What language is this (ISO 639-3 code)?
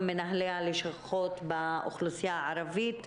heb